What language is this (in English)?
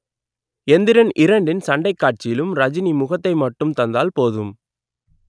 Tamil